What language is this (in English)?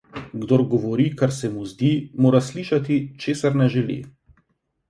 Slovenian